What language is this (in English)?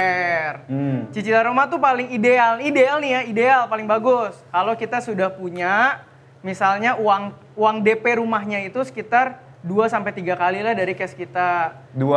Indonesian